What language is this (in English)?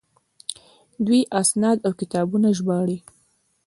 Pashto